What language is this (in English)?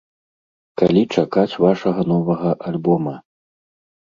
Belarusian